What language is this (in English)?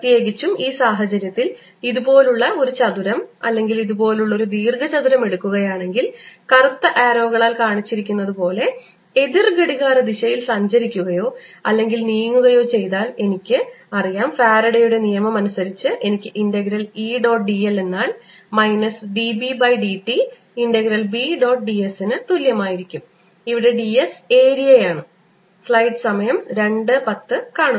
Malayalam